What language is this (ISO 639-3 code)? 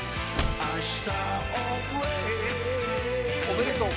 jpn